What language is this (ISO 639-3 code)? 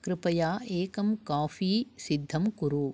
san